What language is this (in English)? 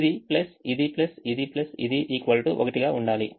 Telugu